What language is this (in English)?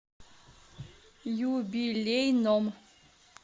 Russian